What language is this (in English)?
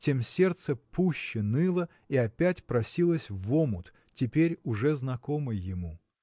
Russian